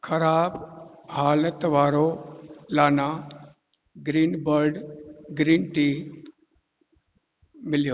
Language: Sindhi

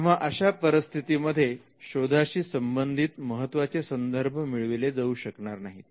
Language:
Marathi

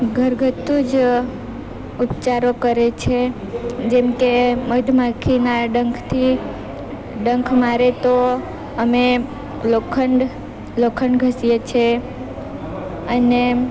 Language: Gujarati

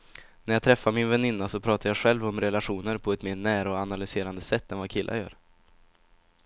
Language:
Swedish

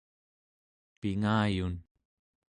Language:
Central Yupik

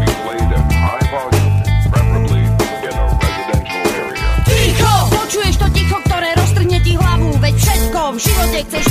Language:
Slovak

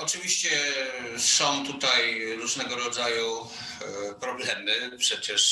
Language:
Polish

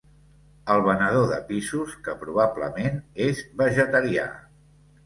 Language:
Catalan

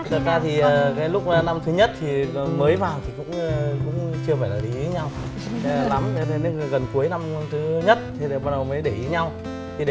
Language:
Vietnamese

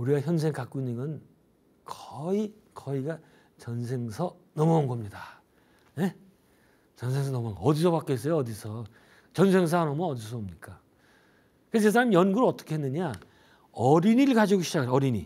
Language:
Korean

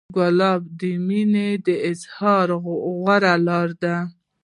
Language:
Pashto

